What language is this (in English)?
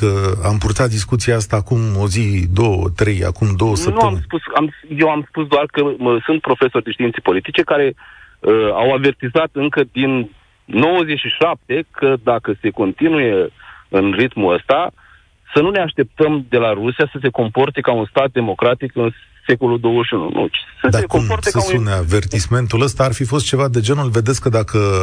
Romanian